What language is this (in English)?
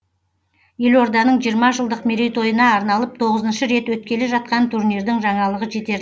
Kazakh